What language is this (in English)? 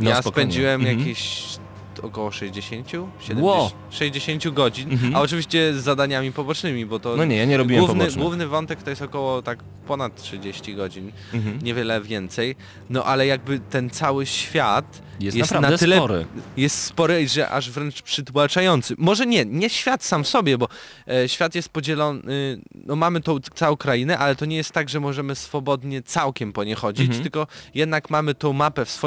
Polish